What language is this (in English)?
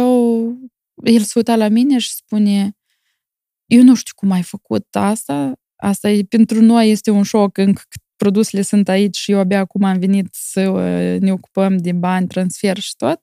Romanian